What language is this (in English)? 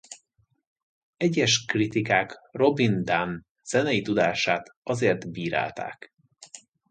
Hungarian